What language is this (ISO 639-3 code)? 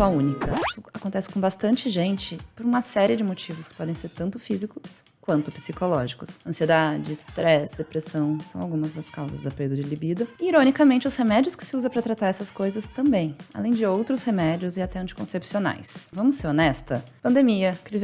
por